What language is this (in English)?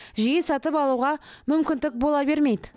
Kazakh